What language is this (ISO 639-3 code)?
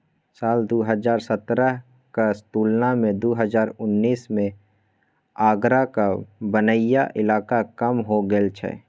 mai